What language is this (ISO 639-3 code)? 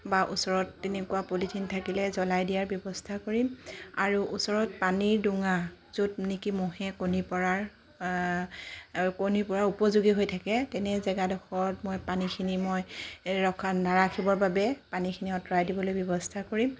asm